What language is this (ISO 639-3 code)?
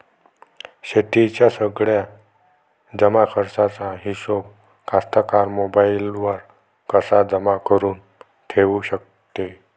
mar